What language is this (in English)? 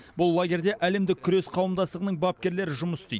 Kazakh